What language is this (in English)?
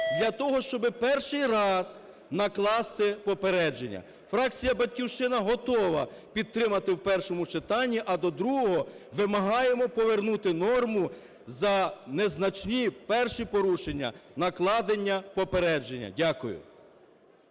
Ukrainian